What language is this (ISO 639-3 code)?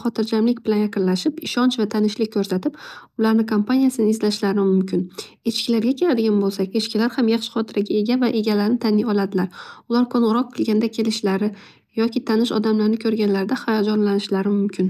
uzb